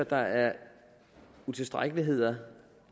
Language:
Danish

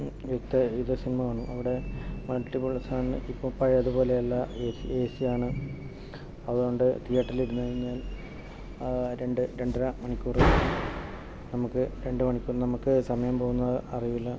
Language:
Malayalam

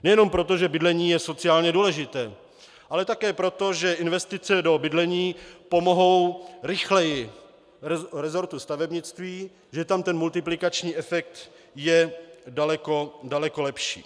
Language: Czech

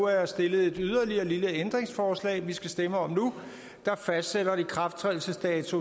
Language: Danish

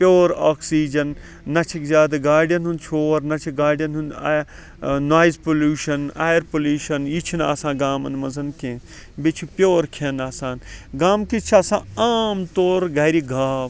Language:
Kashmiri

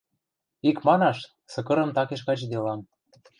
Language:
Western Mari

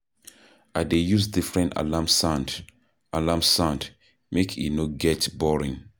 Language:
Nigerian Pidgin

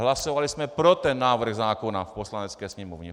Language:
Czech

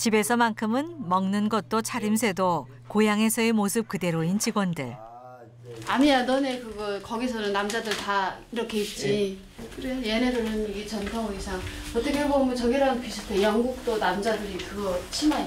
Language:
Korean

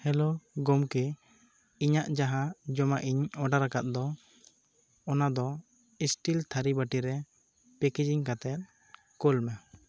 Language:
Santali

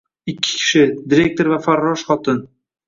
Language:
Uzbek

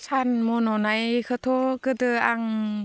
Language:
Bodo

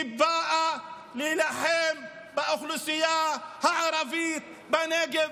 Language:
Hebrew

